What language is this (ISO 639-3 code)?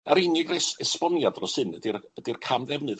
cym